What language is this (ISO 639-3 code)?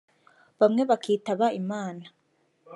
kin